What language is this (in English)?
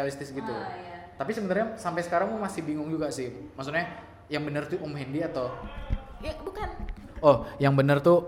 Indonesian